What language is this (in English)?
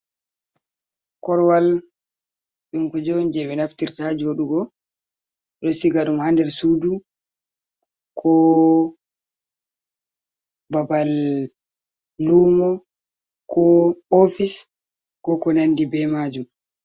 Fula